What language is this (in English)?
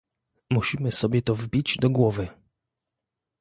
Polish